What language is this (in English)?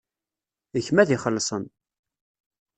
Kabyle